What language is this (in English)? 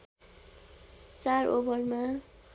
Nepali